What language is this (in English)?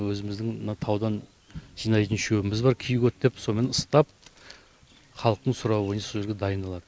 Kazakh